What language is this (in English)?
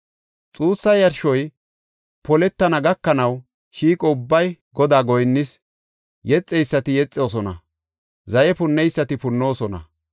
Gofa